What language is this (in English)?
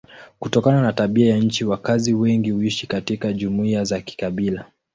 Swahili